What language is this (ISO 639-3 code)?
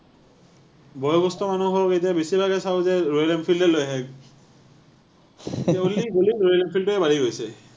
asm